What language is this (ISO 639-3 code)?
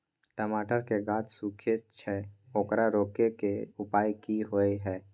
mai